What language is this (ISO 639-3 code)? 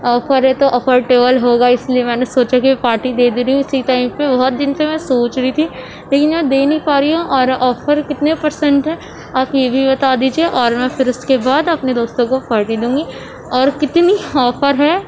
urd